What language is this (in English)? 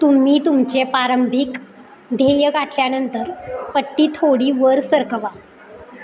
Marathi